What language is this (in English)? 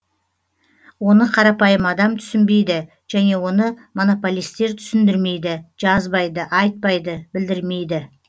Kazakh